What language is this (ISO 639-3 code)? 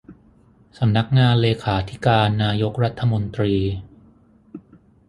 tha